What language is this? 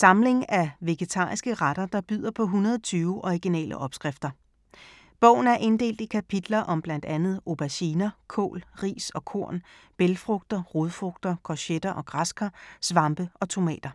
Danish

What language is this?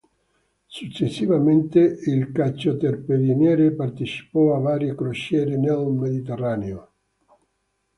Italian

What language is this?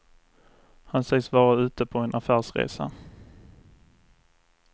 Swedish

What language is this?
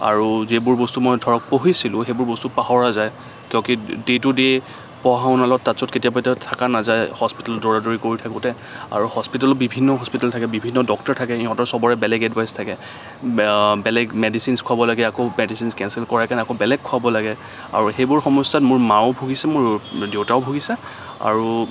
Assamese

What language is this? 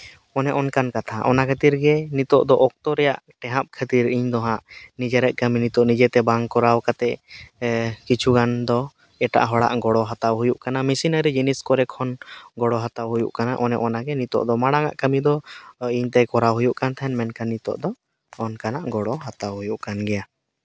Santali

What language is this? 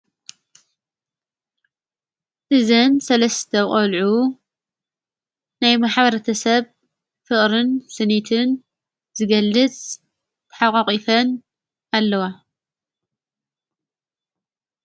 Tigrinya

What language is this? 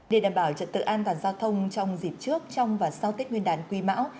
Vietnamese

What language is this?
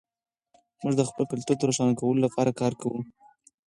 Pashto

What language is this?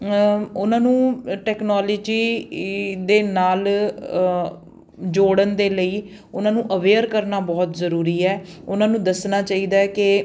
Punjabi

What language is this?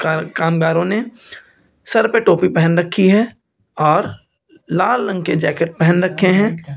Hindi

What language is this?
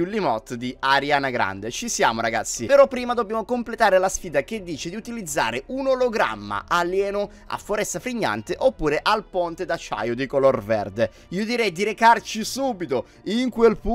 Italian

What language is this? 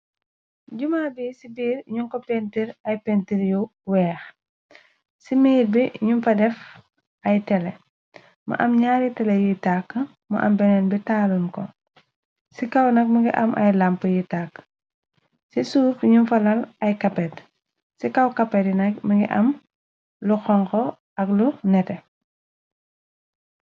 Wolof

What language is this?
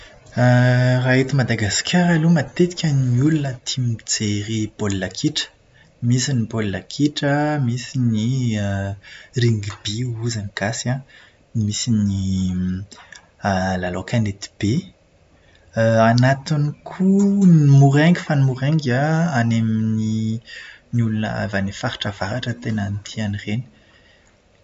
Malagasy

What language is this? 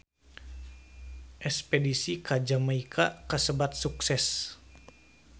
Sundanese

